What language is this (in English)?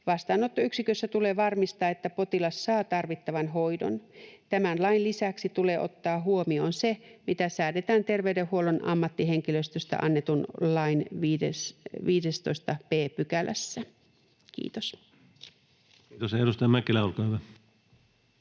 Finnish